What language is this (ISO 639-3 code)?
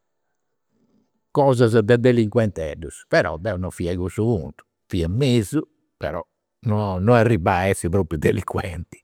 sro